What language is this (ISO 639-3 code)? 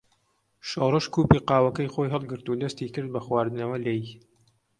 ckb